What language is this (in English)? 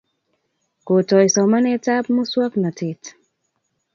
Kalenjin